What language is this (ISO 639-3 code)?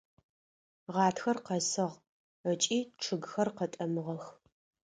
ady